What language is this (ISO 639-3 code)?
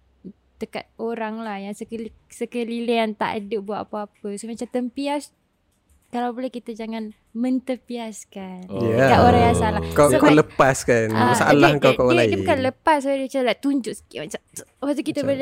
msa